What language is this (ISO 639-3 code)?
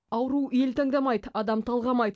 kaz